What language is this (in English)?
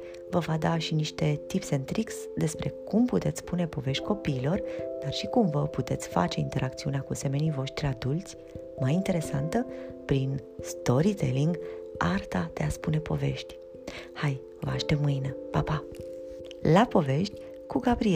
Romanian